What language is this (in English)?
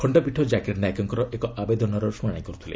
Odia